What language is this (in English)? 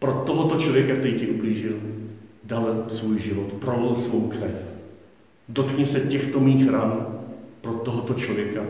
Czech